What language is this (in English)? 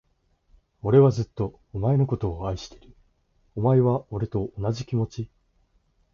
Japanese